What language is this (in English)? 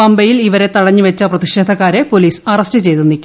Malayalam